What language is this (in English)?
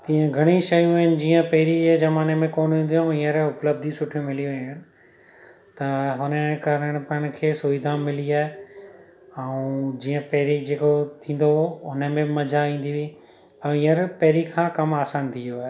Sindhi